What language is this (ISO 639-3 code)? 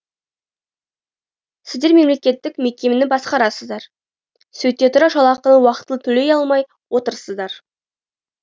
kaz